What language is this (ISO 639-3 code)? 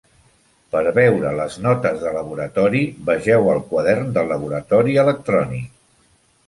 cat